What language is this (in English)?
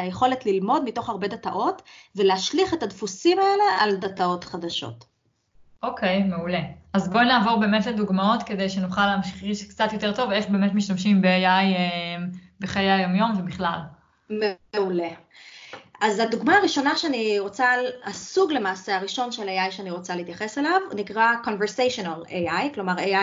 Hebrew